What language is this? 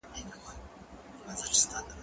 Pashto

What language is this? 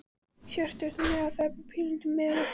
Icelandic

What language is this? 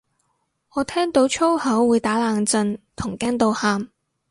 Cantonese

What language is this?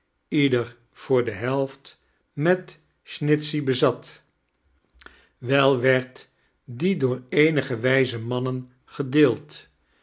Dutch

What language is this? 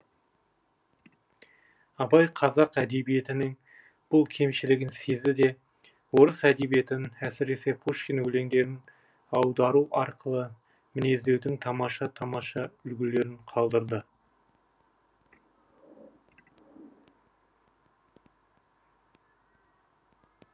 Kazakh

